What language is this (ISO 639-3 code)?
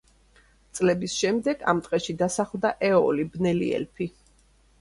kat